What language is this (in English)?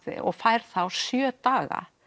Icelandic